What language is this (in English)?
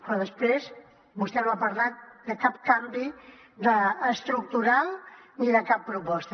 Catalan